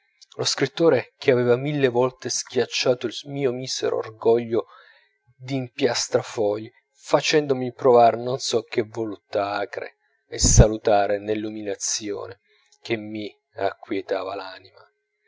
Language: Italian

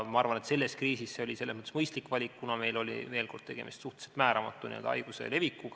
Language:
Estonian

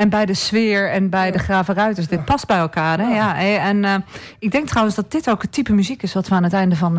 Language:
Dutch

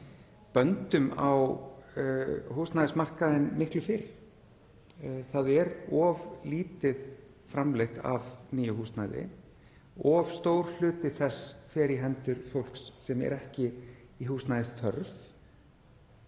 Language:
Icelandic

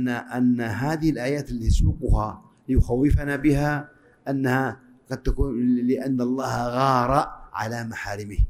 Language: Arabic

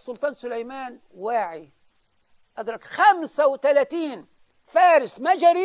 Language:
Arabic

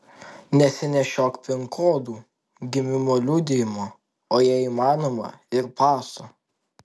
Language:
Lithuanian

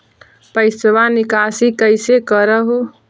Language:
Magahi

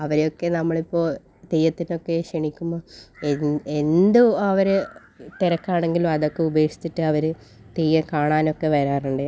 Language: Malayalam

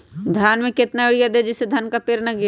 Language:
Magahi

